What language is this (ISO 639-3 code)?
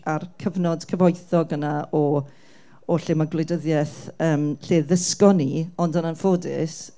cym